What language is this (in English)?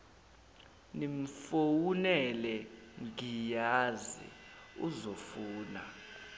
Zulu